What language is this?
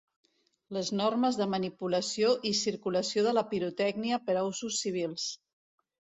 Catalan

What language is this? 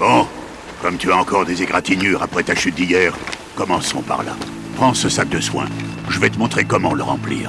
French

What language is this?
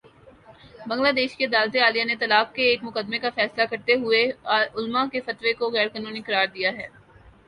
Urdu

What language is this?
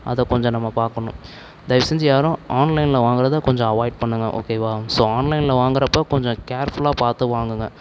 Tamil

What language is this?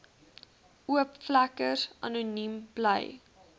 Afrikaans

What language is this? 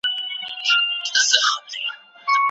Pashto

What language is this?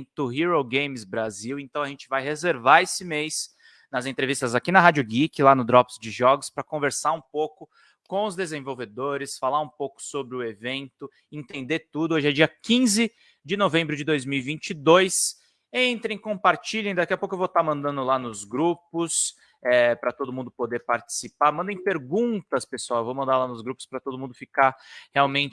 Portuguese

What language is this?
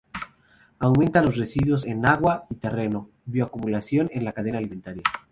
Spanish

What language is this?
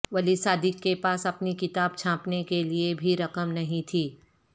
Urdu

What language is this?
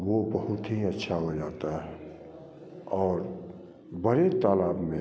Hindi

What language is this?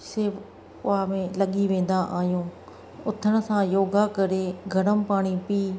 Sindhi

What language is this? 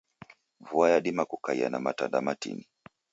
Taita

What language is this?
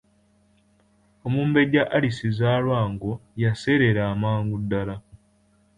Ganda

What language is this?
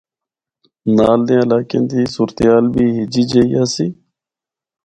Northern Hindko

